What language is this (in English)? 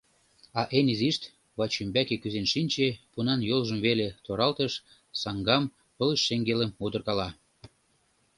Mari